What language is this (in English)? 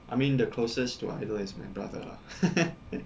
English